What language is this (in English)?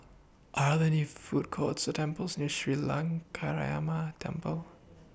English